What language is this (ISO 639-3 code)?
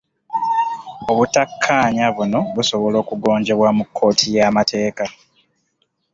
lug